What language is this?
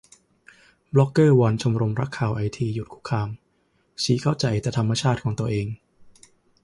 Thai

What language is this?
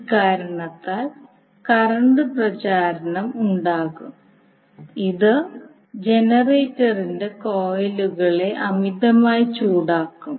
Malayalam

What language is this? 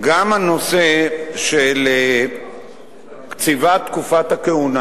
Hebrew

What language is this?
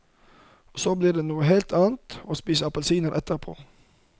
Norwegian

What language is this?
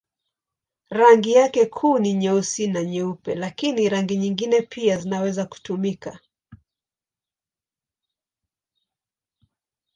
Swahili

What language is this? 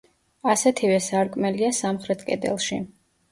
Georgian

